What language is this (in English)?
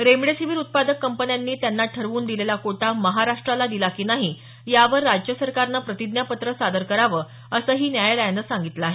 Marathi